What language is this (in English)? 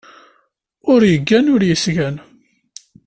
Kabyle